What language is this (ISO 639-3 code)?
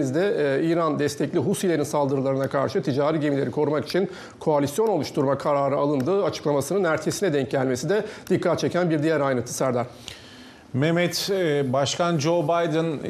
tur